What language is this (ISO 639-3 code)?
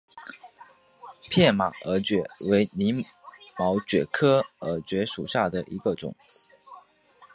zho